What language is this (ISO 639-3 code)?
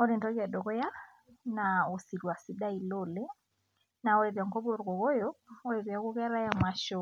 mas